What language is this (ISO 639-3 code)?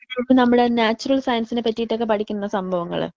mal